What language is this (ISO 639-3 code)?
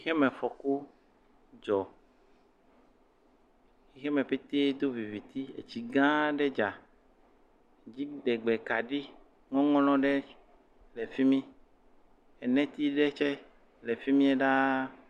ewe